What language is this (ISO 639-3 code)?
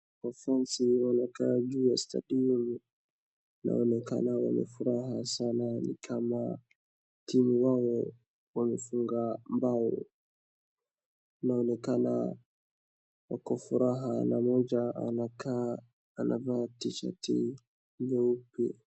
swa